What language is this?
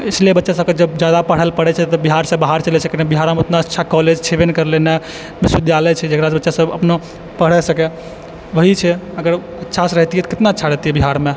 Maithili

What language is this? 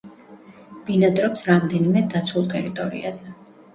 Georgian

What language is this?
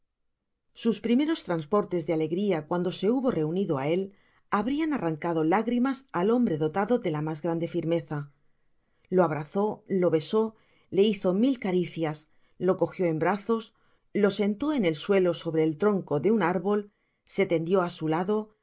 Spanish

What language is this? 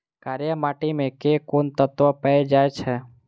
Maithili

